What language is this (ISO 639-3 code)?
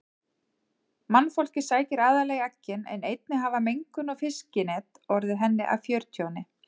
isl